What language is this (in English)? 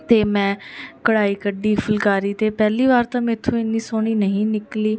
Punjabi